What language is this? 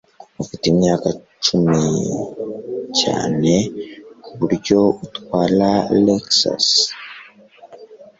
Kinyarwanda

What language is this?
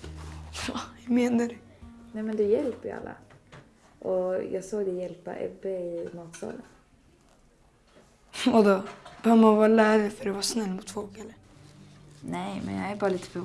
Swedish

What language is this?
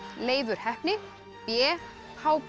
Icelandic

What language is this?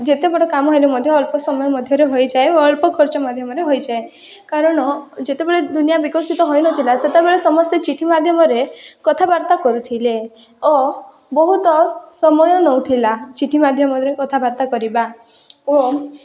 Odia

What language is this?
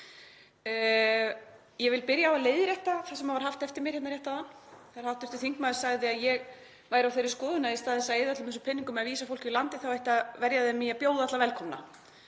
Icelandic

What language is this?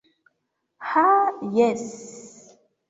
Esperanto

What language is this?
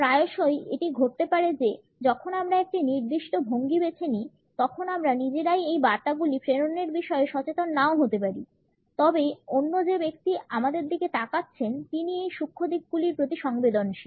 Bangla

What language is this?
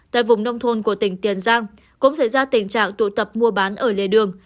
Vietnamese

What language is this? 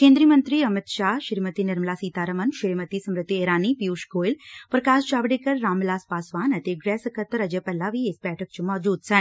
Punjabi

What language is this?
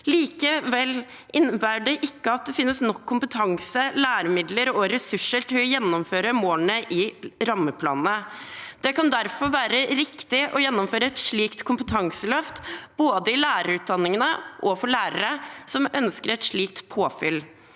Norwegian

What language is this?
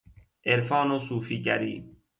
Persian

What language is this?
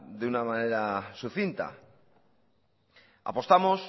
Spanish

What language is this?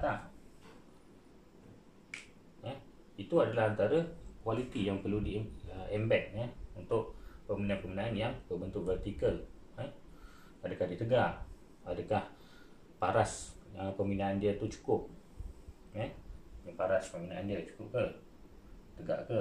Malay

